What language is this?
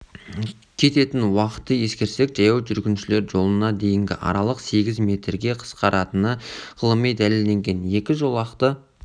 Kazakh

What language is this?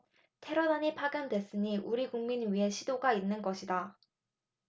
Korean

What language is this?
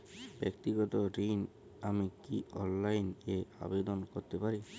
Bangla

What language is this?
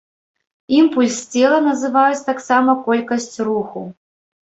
Belarusian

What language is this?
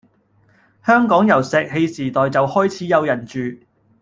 Cantonese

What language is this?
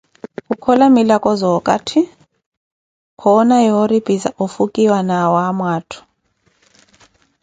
Koti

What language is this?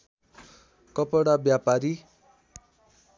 Nepali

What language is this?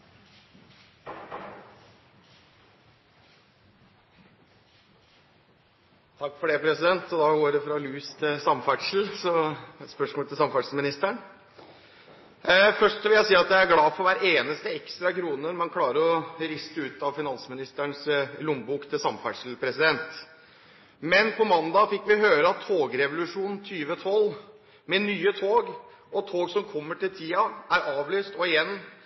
Norwegian Bokmål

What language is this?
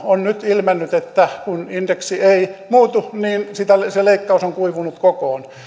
Finnish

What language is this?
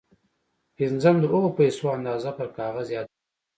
Pashto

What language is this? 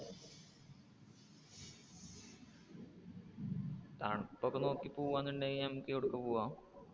Malayalam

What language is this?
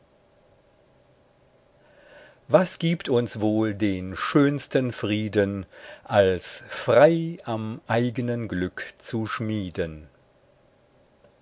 German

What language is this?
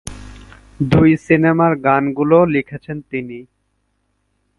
Bangla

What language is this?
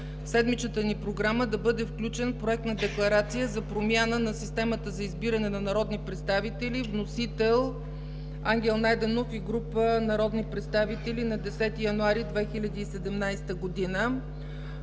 Bulgarian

